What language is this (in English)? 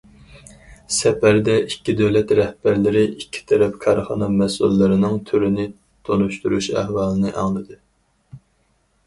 Uyghur